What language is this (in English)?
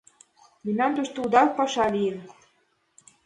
Mari